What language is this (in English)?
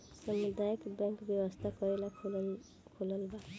Bhojpuri